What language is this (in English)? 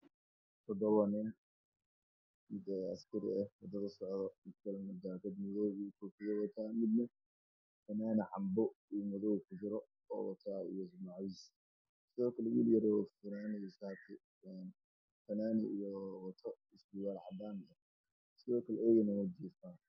Somali